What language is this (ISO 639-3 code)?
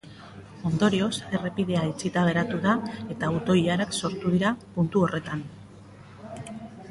eus